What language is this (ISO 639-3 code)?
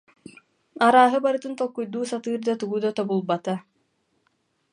sah